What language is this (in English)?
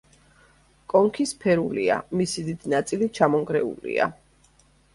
Georgian